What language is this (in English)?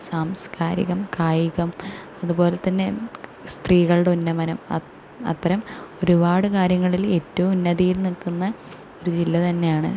Malayalam